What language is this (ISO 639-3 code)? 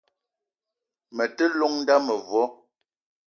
eto